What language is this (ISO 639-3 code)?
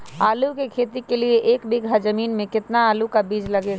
mag